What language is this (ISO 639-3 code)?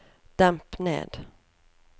nor